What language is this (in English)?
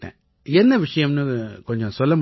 Tamil